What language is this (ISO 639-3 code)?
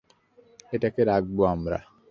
ben